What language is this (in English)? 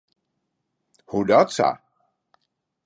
Western Frisian